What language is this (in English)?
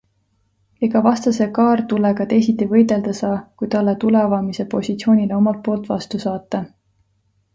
Estonian